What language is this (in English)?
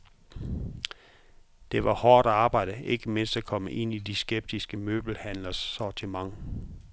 Danish